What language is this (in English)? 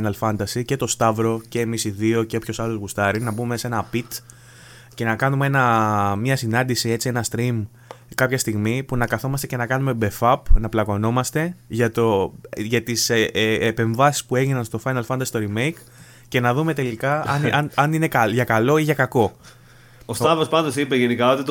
Greek